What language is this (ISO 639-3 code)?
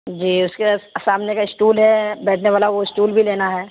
urd